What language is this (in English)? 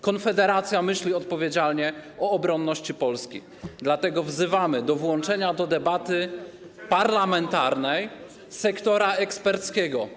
Polish